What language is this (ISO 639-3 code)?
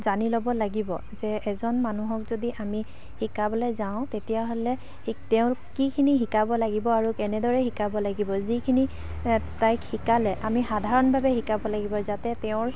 asm